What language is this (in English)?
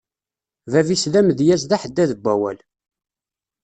Kabyle